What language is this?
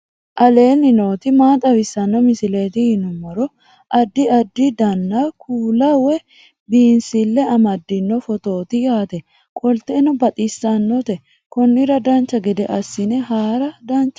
Sidamo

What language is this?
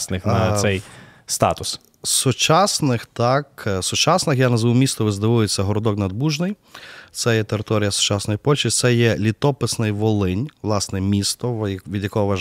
Ukrainian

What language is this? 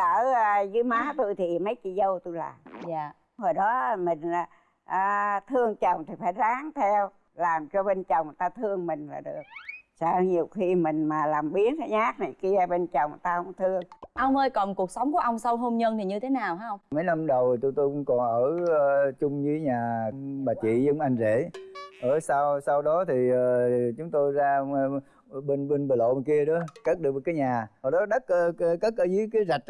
Vietnamese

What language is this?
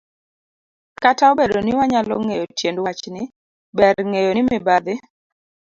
Luo (Kenya and Tanzania)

